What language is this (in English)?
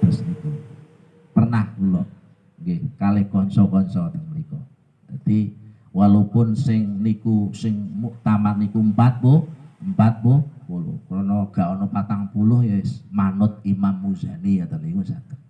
Indonesian